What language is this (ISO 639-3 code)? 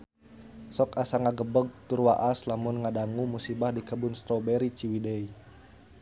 sun